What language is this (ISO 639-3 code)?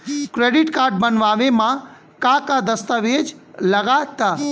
bho